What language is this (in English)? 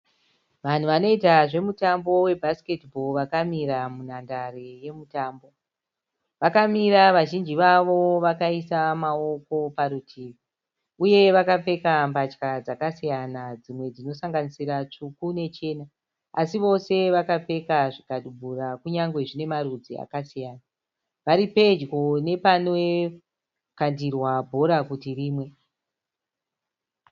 Shona